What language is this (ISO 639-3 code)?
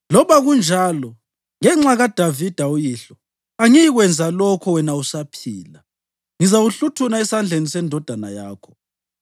nde